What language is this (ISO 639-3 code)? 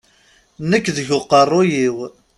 kab